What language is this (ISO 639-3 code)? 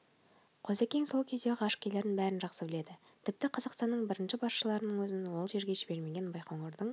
kaz